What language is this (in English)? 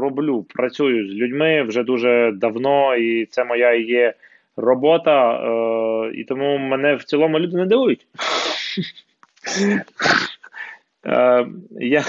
Ukrainian